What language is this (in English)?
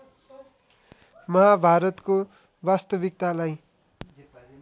Nepali